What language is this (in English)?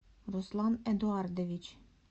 Russian